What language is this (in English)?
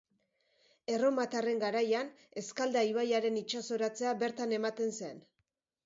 Basque